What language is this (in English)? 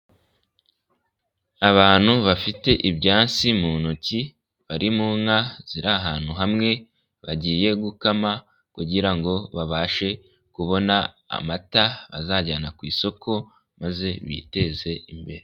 Kinyarwanda